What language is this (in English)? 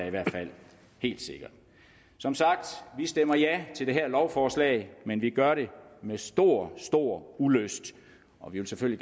Danish